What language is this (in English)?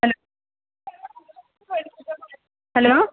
Malayalam